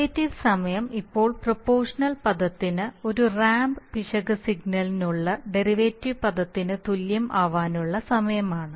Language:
Malayalam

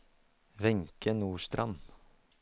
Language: Norwegian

